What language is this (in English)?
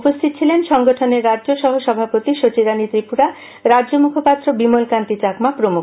Bangla